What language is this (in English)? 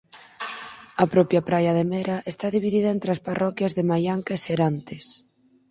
Galician